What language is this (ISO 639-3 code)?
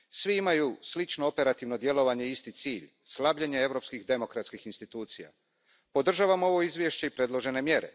hrv